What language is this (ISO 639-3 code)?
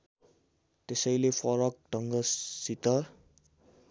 nep